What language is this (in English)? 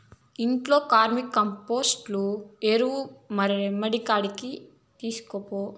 Telugu